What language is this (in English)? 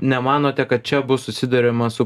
Lithuanian